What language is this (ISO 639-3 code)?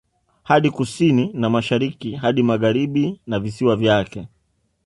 swa